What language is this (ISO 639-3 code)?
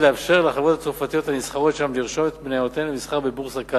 heb